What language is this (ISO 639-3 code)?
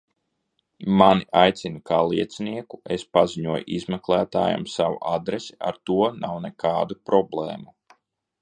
lav